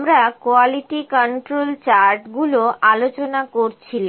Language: Bangla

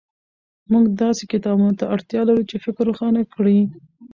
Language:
Pashto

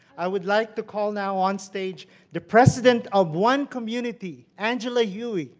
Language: English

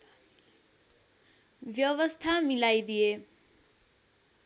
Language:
Nepali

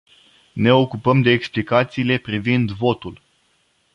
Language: Romanian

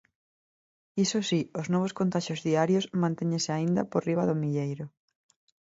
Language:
Galician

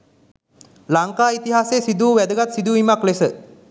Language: Sinhala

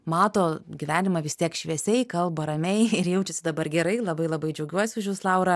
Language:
Lithuanian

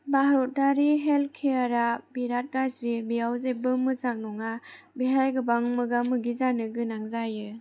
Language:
Bodo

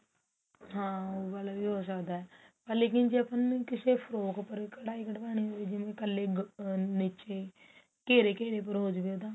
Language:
Punjabi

